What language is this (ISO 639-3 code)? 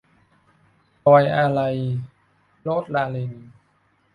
tha